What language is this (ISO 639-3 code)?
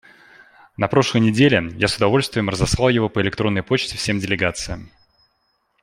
rus